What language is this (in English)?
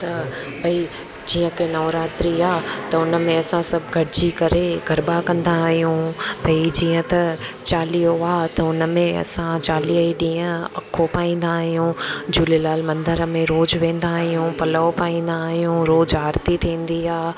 Sindhi